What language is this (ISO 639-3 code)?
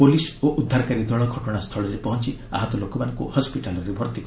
ori